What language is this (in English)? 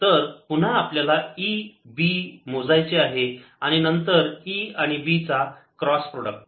Marathi